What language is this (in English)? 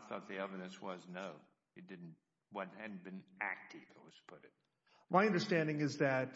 English